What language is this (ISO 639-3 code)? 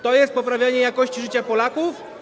pol